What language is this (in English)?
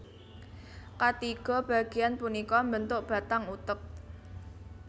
Javanese